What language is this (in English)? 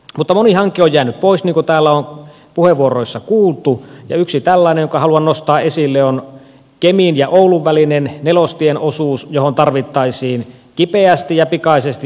Finnish